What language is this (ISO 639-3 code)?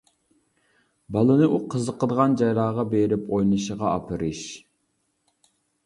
uig